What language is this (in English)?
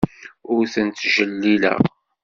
Kabyle